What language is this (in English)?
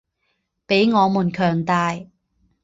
Chinese